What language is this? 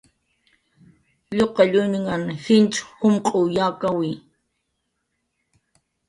Jaqaru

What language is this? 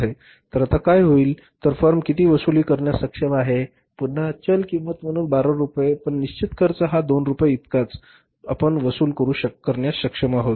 Marathi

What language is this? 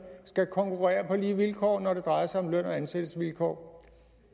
Danish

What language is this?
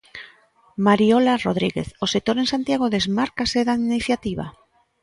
Galician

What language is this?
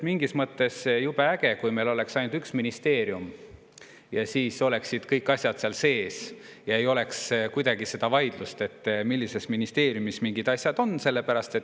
Estonian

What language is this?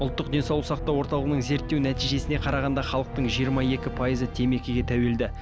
Kazakh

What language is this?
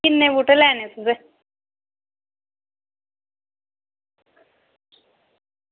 Dogri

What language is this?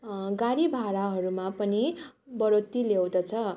Nepali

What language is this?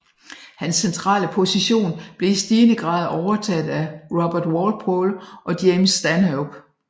Danish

